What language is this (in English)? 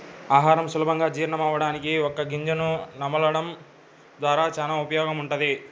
Telugu